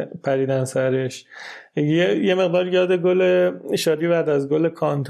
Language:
Persian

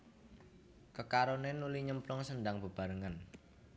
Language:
Javanese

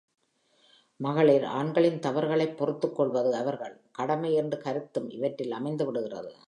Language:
Tamil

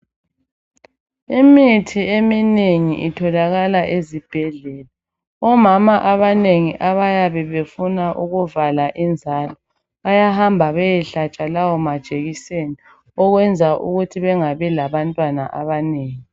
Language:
North Ndebele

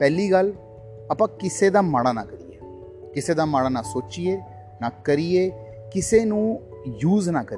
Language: Punjabi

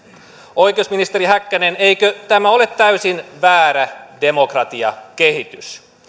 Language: Finnish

